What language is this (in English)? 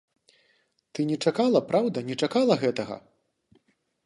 Belarusian